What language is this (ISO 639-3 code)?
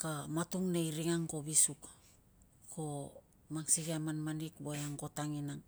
lcm